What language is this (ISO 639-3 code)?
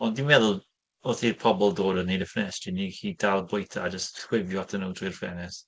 cym